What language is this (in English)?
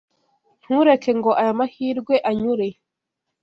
Kinyarwanda